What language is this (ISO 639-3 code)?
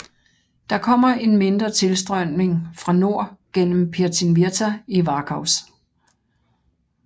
dan